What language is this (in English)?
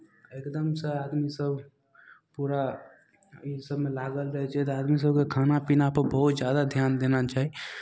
Maithili